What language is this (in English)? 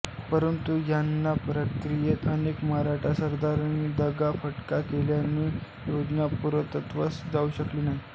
Marathi